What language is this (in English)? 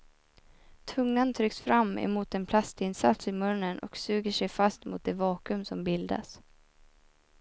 Swedish